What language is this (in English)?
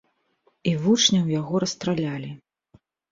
Belarusian